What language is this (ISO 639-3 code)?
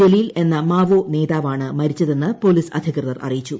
mal